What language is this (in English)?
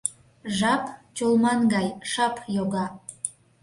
Mari